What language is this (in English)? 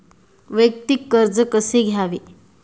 Marathi